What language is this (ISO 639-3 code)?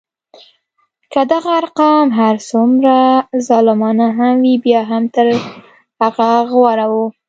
pus